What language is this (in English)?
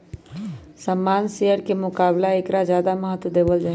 Magahi